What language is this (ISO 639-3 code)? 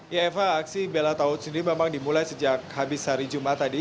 ind